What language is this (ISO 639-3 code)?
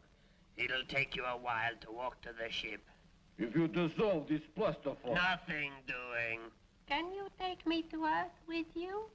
eng